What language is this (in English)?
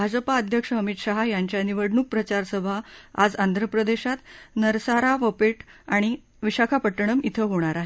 Marathi